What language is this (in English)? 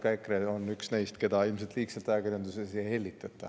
Estonian